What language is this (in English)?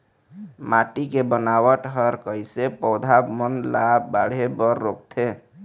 Chhattisgarhi